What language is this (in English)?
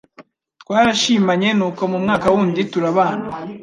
Kinyarwanda